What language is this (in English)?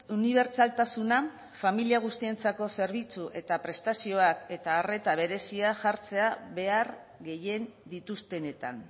Basque